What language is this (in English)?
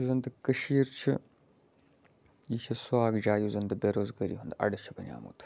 Kashmiri